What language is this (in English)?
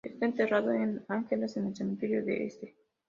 Spanish